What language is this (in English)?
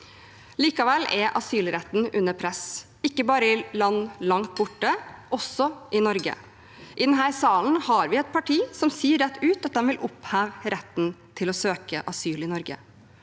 Norwegian